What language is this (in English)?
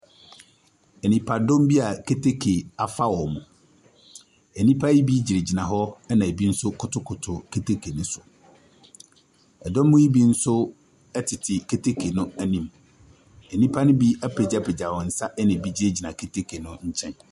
Akan